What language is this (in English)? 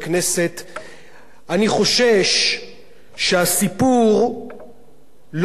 Hebrew